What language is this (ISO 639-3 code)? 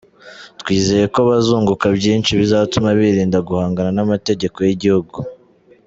kin